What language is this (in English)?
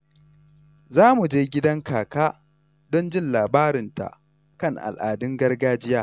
Hausa